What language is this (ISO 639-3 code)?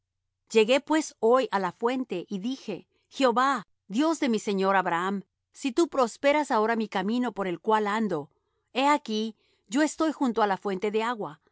spa